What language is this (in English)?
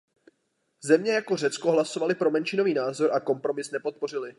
Czech